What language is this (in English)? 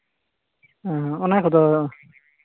Santali